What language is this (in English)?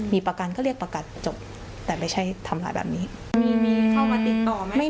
Thai